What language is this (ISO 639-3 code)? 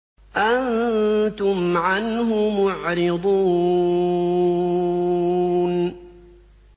ara